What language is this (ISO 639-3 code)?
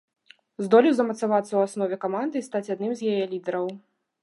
bel